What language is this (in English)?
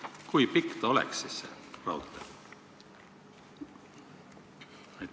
Estonian